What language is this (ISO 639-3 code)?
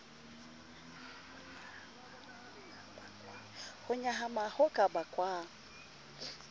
sot